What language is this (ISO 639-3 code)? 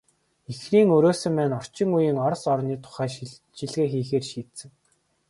mon